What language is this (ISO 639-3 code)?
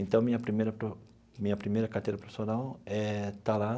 por